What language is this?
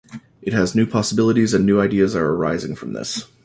English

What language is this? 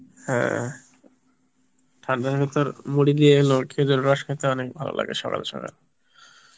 Bangla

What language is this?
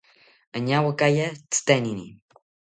South Ucayali Ashéninka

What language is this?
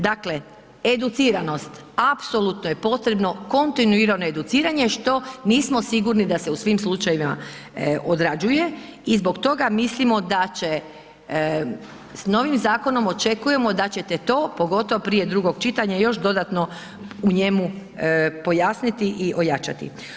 Croatian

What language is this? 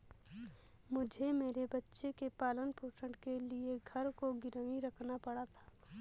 Hindi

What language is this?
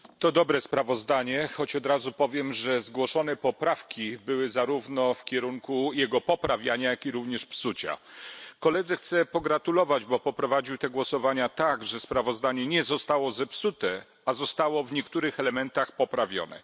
Polish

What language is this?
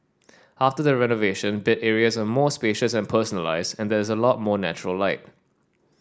English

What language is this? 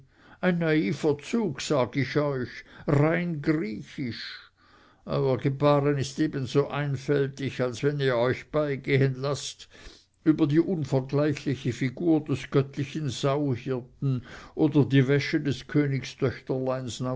German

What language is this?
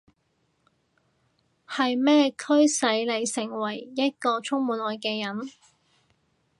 Cantonese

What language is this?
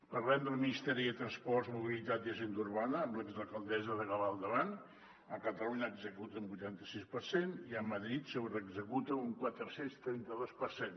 Catalan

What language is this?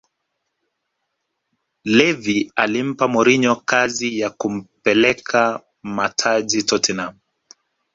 Swahili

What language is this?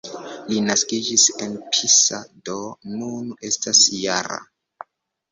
Esperanto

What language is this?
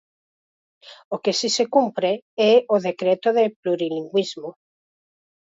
Galician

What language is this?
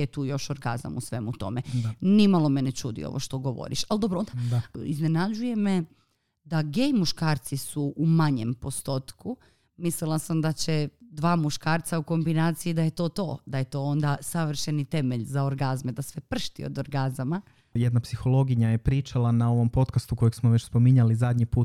Croatian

